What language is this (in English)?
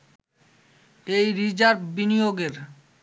Bangla